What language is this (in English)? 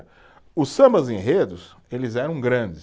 Portuguese